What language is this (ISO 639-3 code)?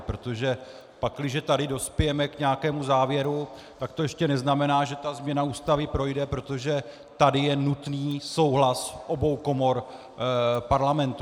ces